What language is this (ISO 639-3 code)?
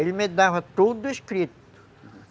por